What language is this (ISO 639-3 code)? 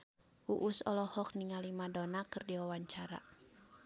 sun